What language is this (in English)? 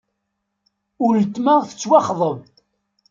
Kabyle